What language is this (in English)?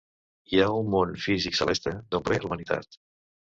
Catalan